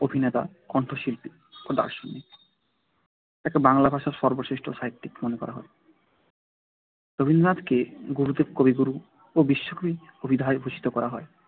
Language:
Bangla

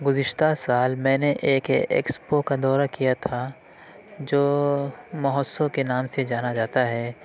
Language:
Urdu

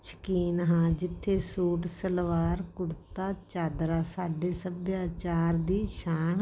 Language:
Punjabi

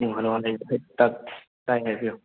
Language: Manipuri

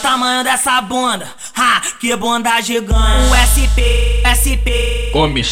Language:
Portuguese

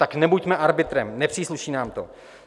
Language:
Czech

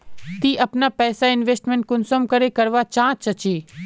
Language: Magahi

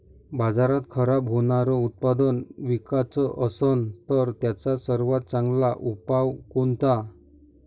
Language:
Marathi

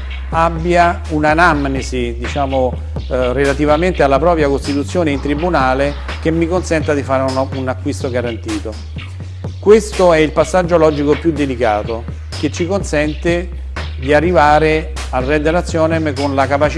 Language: Italian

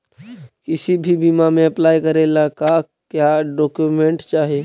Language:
Magahi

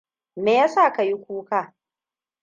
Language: Hausa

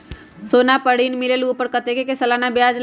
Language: Magahi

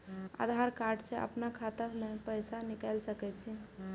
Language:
Maithili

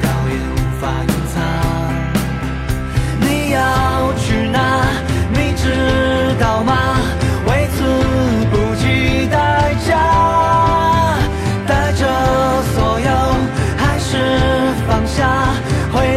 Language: Chinese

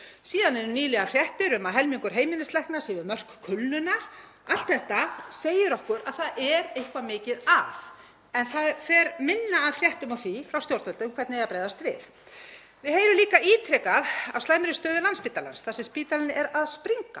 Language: Icelandic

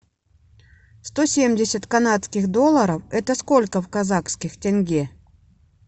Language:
Russian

